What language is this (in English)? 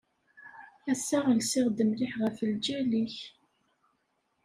Kabyle